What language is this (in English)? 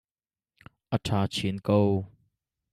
Hakha Chin